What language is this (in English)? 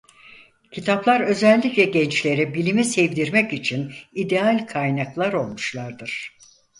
Turkish